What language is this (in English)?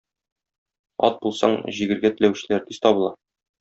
Tatar